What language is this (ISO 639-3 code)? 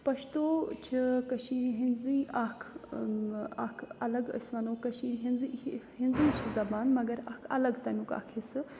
kas